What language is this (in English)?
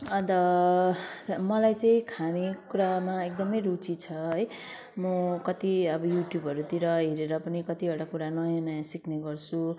Nepali